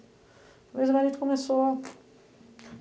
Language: Portuguese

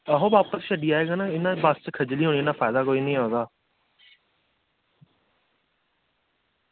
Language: Dogri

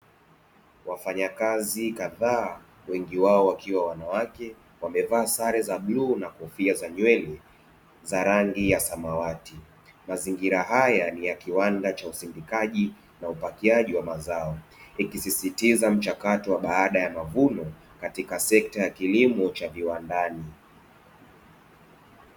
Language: Swahili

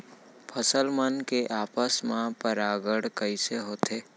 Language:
Chhattisgarhi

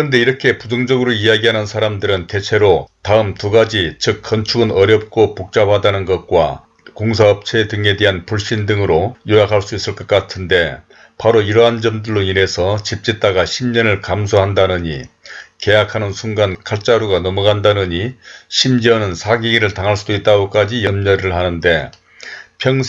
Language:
Korean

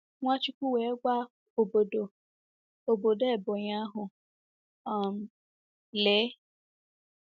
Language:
Igbo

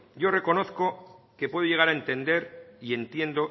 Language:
Spanish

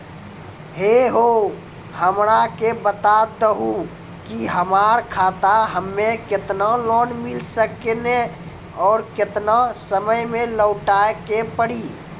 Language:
Maithili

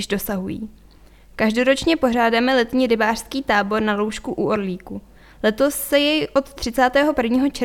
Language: Czech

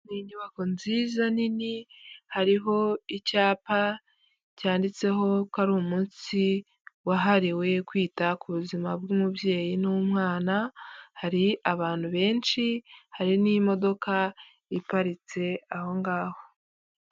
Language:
Kinyarwanda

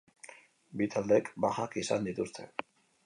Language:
Basque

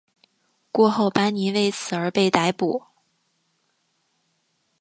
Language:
Chinese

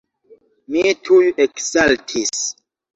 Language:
Esperanto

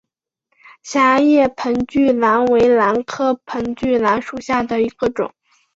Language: Chinese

